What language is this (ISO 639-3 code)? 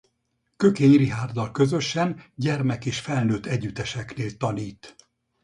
hun